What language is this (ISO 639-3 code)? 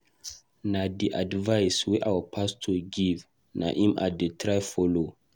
pcm